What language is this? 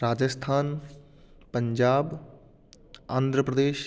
Sanskrit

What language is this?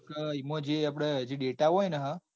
Gujarati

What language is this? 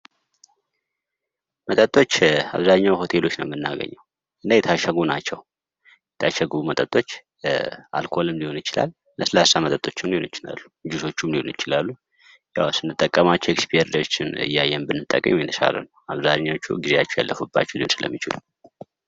Amharic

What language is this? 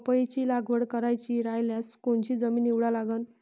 Marathi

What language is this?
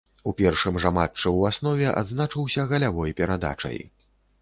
Belarusian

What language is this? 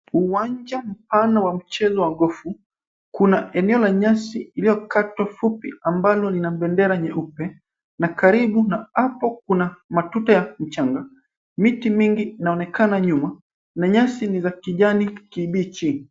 Swahili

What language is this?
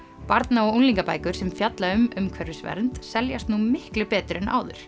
Icelandic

